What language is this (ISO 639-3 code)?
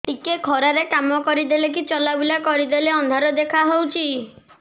ori